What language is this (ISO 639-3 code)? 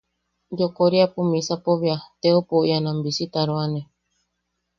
yaq